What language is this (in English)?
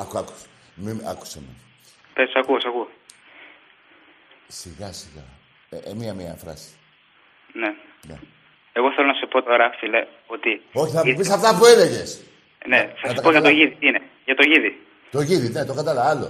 Greek